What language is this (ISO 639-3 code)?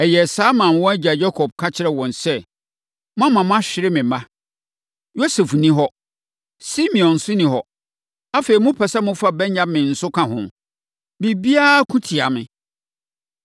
aka